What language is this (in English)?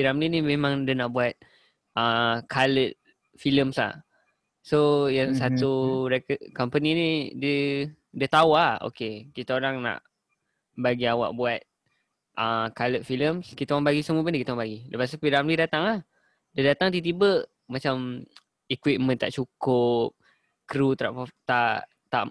Malay